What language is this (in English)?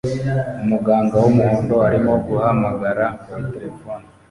Kinyarwanda